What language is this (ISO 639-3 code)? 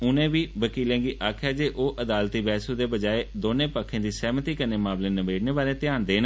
doi